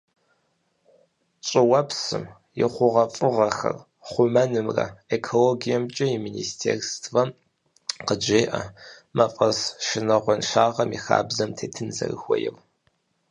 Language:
Kabardian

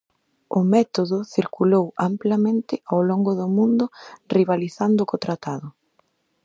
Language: Galician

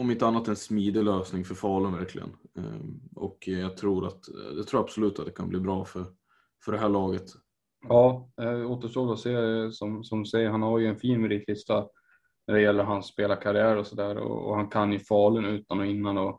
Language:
Swedish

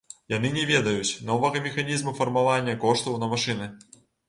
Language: Belarusian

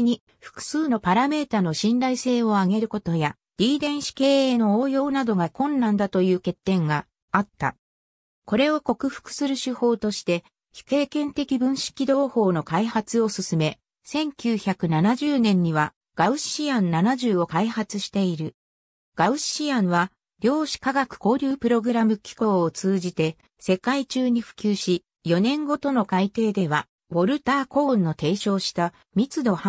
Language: Japanese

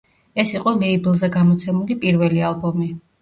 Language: Georgian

